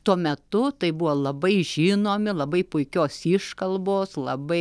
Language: Lithuanian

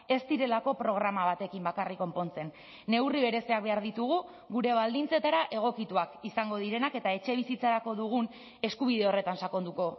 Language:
Basque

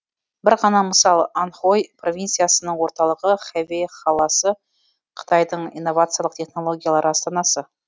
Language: Kazakh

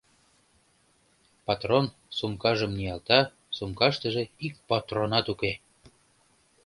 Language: Mari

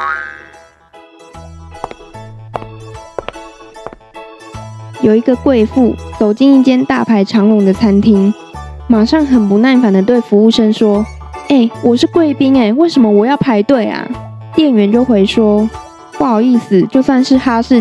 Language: Chinese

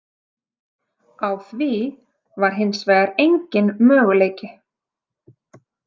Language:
Icelandic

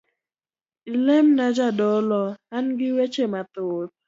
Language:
Luo (Kenya and Tanzania)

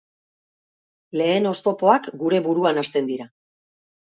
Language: Basque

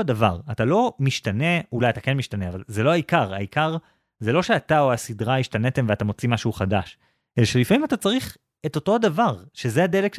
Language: Hebrew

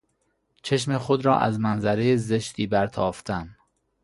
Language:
Persian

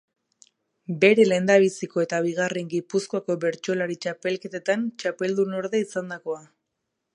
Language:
Basque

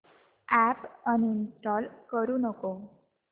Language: Marathi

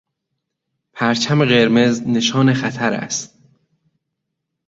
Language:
Persian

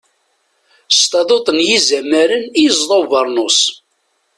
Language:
Kabyle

